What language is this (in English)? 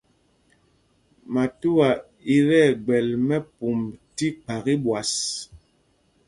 Mpumpong